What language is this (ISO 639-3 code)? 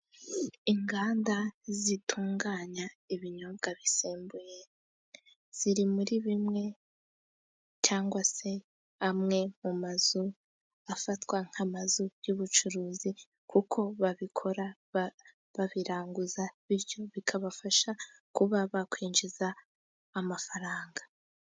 kin